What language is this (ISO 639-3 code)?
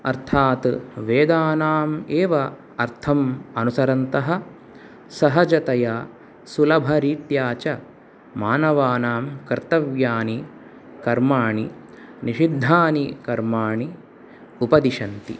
san